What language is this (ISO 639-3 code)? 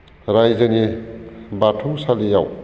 brx